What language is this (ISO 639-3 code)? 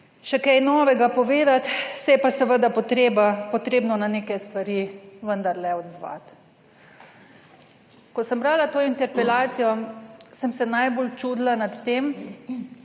slv